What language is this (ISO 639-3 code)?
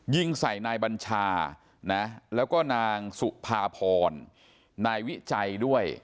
tha